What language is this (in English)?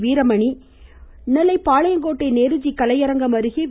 Tamil